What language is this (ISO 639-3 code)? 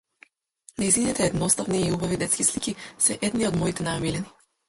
mkd